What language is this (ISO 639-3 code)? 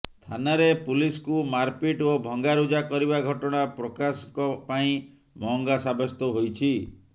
ori